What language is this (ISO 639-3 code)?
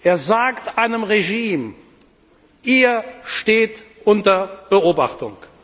deu